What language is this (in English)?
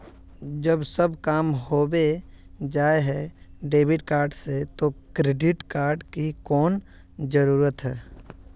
Magahi